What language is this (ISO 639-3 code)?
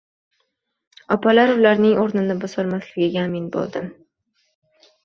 uzb